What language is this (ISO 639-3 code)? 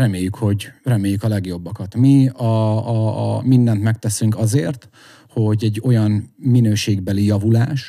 hun